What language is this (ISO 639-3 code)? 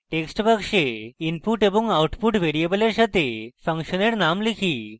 ben